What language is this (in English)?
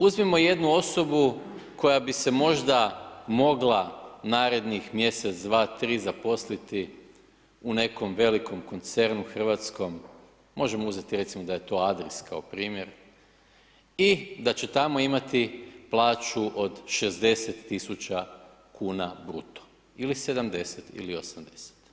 Croatian